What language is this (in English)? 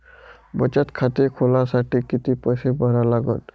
Marathi